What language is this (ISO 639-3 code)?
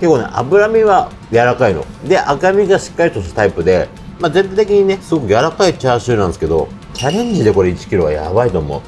jpn